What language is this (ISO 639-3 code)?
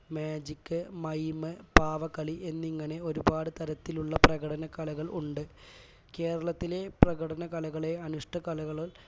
mal